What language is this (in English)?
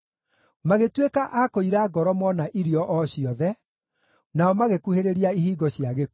Kikuyu